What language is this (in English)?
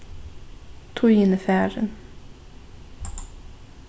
Faroese